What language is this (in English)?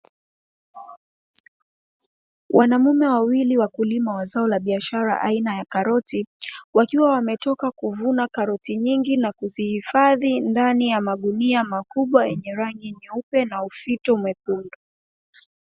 Swahili